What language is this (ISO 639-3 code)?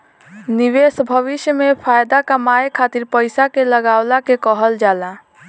bho